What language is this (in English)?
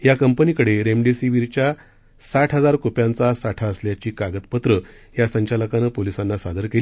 Marathi